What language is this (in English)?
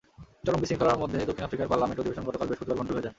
Bangla